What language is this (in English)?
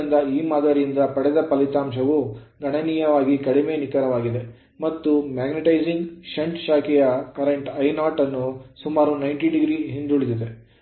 Kannada